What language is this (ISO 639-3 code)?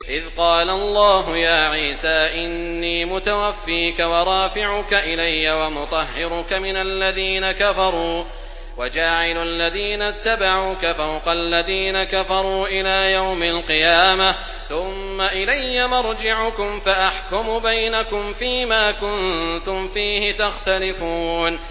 ara